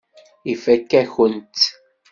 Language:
Kabyle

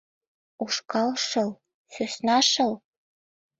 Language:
Mari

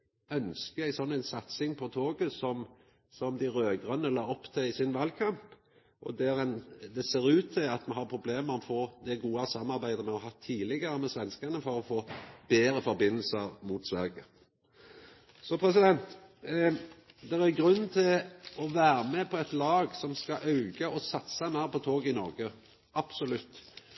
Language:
Norwegian Nynorsk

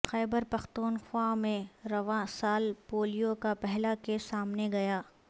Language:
Urdu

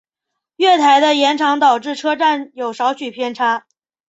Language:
Chinese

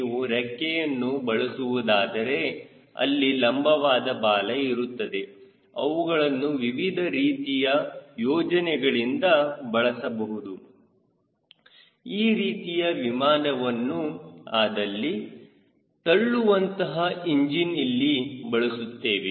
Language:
Kannada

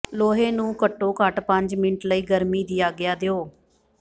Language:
Punjabi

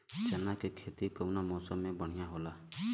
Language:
Bhojpuri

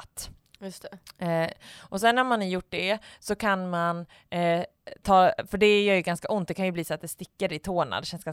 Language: Swedish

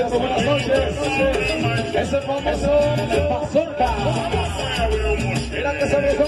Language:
Spanish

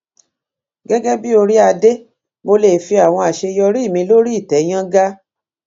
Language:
Yoruba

